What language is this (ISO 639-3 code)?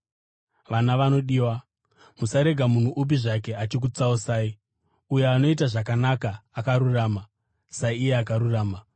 sna